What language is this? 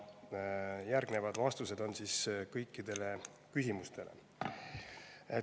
Estonian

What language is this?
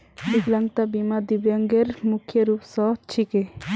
Magahi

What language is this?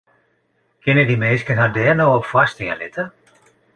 Western Frisian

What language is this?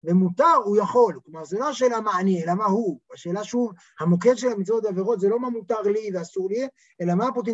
Hebrew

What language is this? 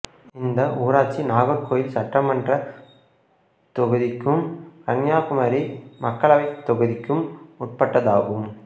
Tamil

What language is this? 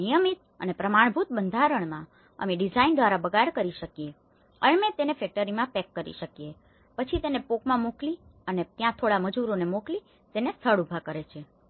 Gujarati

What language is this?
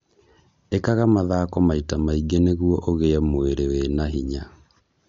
Kikuyu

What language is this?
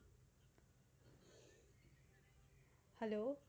Gujarati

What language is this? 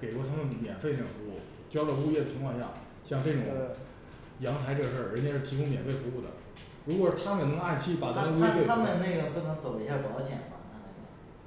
Chinese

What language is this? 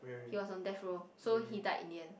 English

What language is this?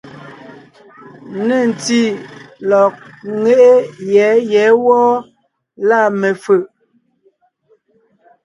Ngiemboon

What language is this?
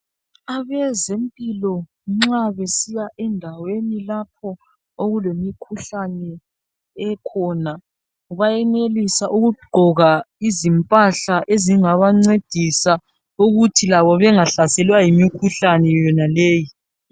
North Ndebele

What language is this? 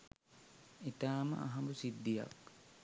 Sinhala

